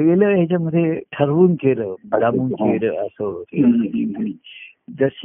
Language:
Marathi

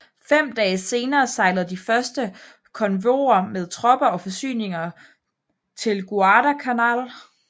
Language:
Danish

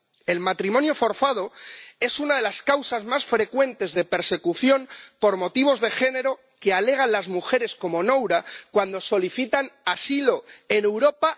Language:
Spanish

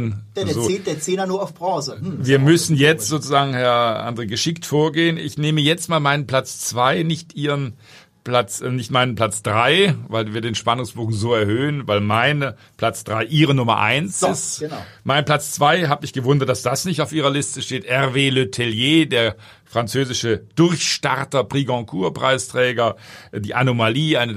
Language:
German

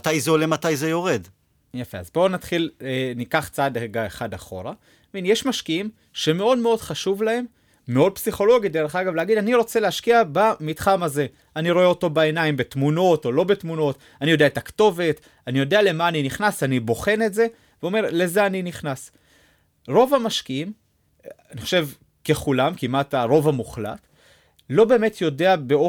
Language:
Hebrew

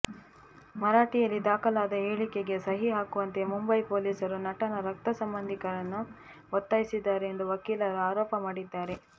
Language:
Kannada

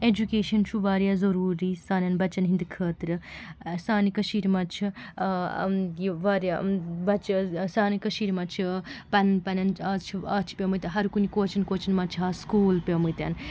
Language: Kashmiri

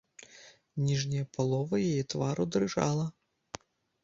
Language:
Belarusian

